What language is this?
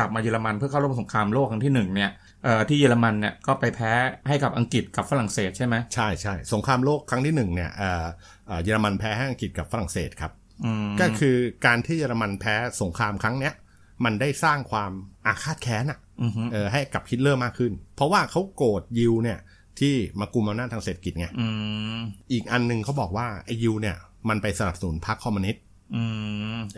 Thai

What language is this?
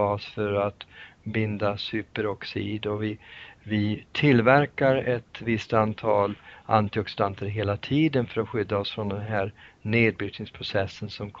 Swedish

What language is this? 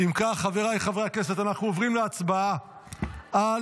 Hebrew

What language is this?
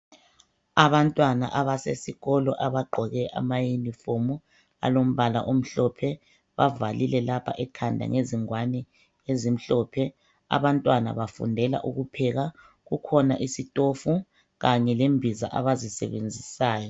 North Ndebele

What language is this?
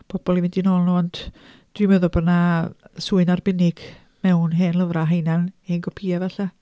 Welsh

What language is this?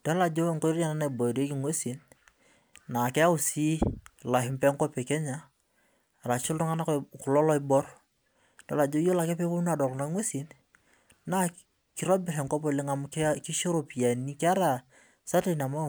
Masai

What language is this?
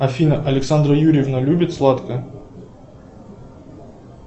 Russian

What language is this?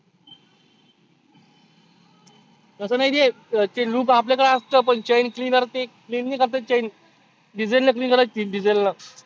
Marathi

